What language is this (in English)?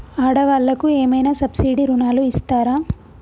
Telugu